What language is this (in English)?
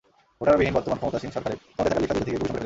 Bangla